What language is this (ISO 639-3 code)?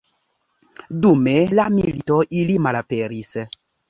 epo